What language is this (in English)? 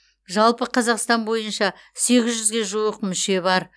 Kazakh